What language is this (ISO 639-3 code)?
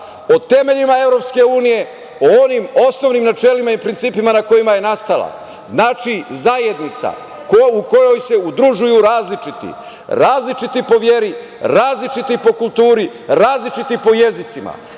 srp